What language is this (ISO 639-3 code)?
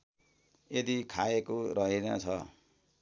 nep